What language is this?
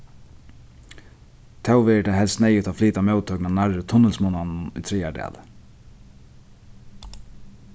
Faroese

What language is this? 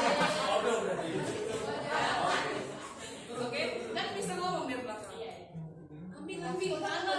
Indonesian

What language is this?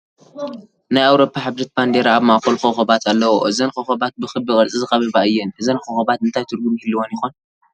Tigrinya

